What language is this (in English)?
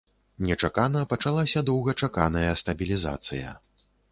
Belarusian